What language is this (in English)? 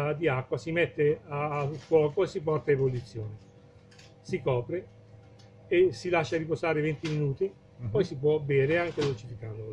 Italian